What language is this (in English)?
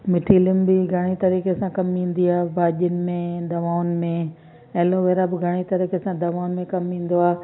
Sindhi